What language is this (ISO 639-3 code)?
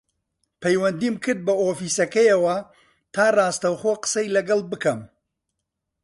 ckb